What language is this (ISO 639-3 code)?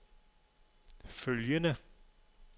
dan